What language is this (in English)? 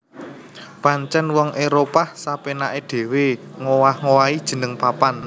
Javanese